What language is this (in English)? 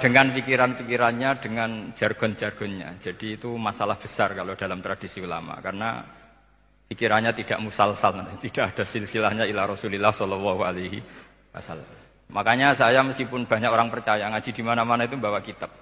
Indonesian